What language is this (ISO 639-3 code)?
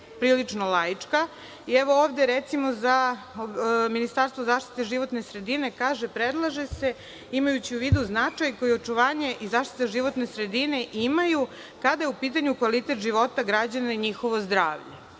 srp